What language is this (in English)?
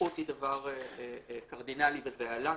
Hebrew